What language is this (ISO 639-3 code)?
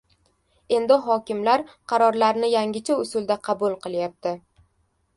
uzb